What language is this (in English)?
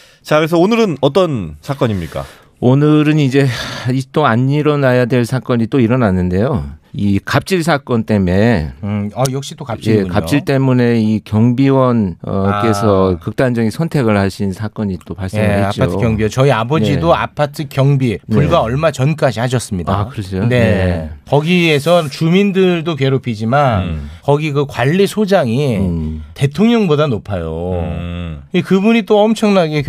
Korean